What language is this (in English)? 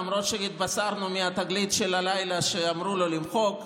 Hebrew